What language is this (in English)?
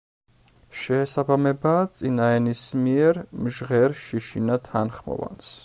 Georgian